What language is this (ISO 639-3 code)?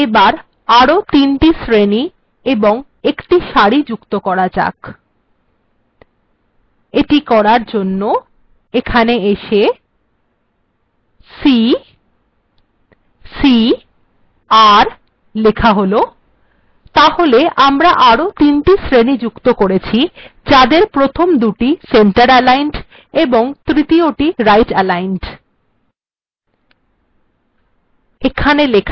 ben